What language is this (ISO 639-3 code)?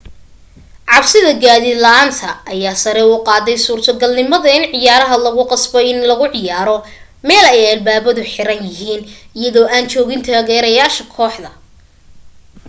som